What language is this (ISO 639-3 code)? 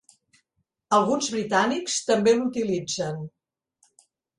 cat